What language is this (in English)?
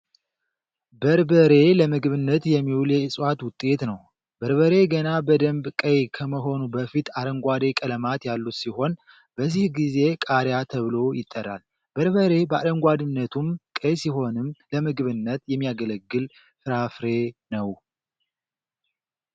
Amharic